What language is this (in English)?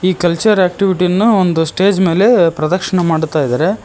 Kannada